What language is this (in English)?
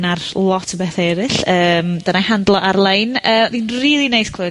Welsh